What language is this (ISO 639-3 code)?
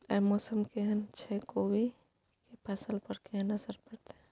mai